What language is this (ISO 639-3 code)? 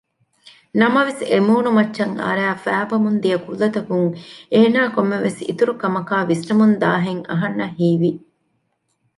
div